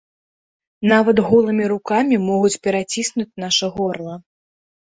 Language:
Belarusian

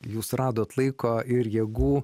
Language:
Lithuanian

